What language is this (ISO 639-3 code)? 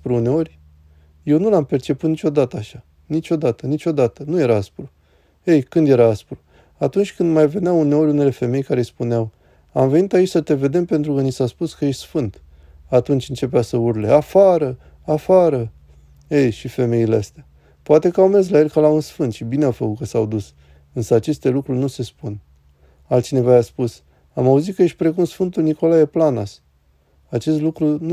ron